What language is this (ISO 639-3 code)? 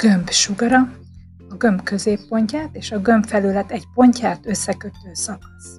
hun